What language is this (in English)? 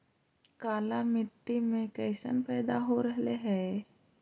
Magahi